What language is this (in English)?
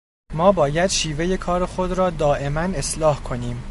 Persian